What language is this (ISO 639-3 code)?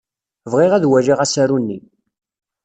kab